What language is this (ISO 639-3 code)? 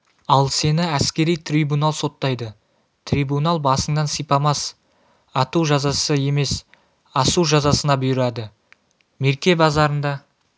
kaz